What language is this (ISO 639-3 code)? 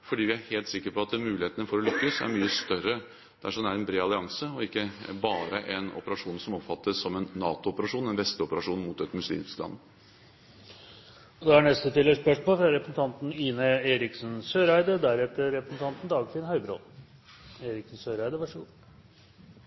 nor